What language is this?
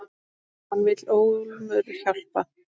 Icelandic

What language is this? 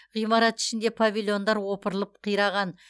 Kazakh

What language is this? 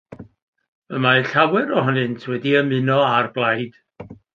Welsh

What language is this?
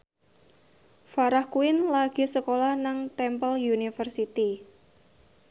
Javanese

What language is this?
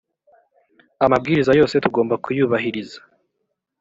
Kinyarwanda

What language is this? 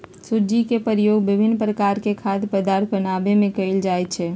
Magahi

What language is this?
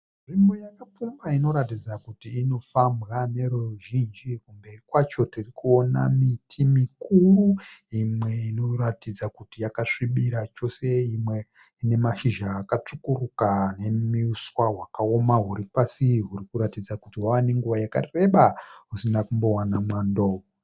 Shona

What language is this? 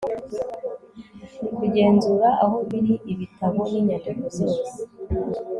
Kinyarwanda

